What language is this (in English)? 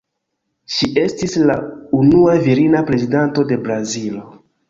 Esperanto